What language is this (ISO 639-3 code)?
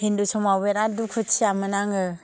brx